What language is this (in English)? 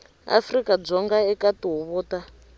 Tsonga